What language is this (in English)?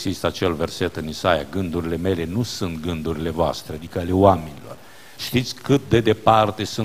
Romanian